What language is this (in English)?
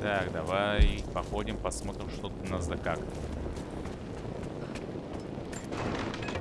Russian